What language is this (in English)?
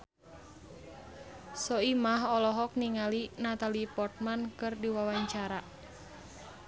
Sundanese